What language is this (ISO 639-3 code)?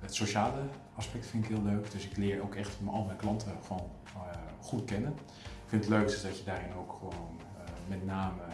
nld